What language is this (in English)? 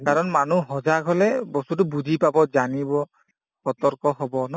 Assamese